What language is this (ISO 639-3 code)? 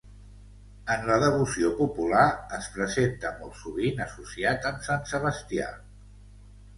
cat